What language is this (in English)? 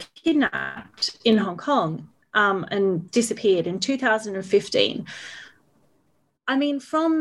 English